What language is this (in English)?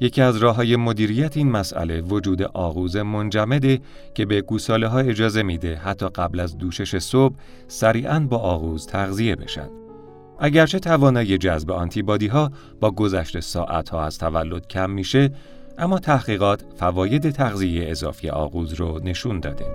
Persian